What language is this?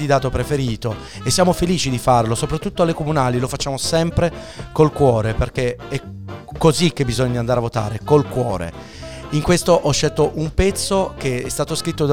Italian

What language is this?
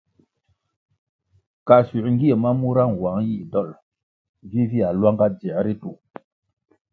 Kwasio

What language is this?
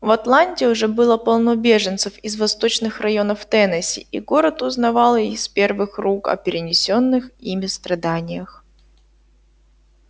Russian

